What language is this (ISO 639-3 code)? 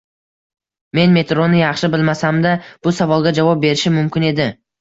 uzb